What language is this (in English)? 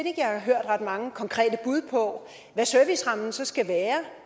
Danish